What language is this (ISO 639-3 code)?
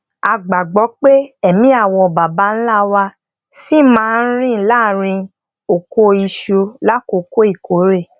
yor